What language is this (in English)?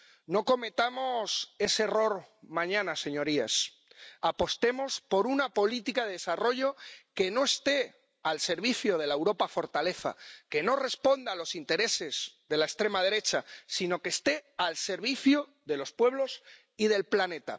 Spanish